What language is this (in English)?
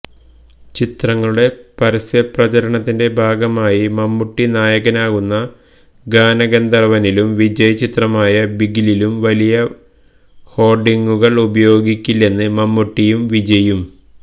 Malayalam